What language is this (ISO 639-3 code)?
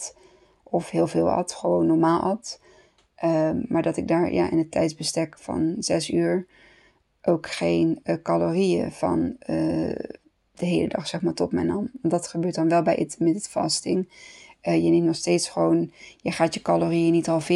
nld